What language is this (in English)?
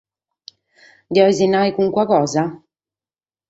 Sardinian